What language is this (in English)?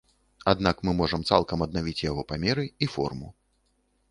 Belarusian